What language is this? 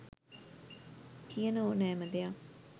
Sinhala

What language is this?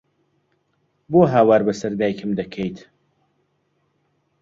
Central Kurdish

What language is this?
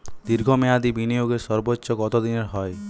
Bangla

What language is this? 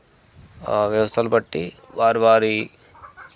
Telugu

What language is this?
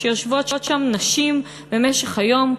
Hebrew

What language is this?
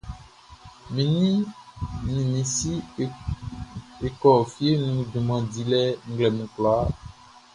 Baoulé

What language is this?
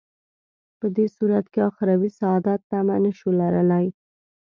Pashto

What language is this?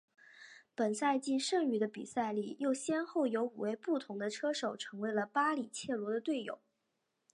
Chinese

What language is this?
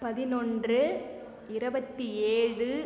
Tamil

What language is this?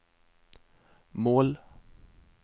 Norwegian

